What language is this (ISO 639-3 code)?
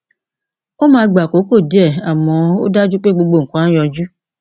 yor